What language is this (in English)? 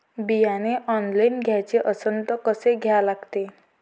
Marathi